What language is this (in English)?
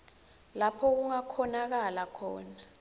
Swati